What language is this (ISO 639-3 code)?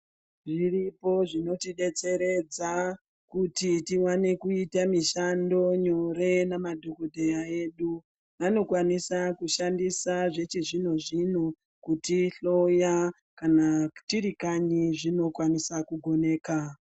ndc